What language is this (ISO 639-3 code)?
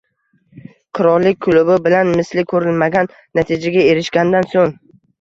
uzb